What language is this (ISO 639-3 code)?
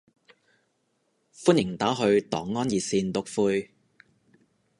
yue